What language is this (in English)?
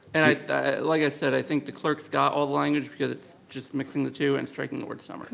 English